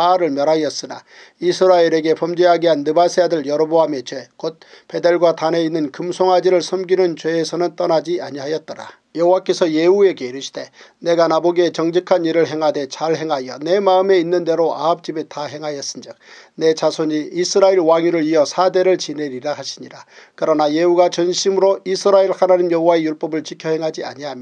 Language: Korean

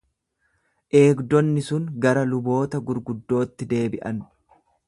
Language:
Oromo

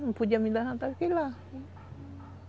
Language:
Portuguese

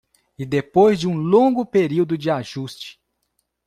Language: Portuguese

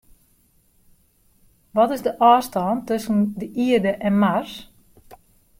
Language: Western Frisian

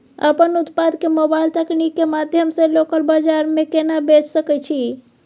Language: Maithili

